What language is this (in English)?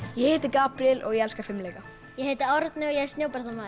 Icelandic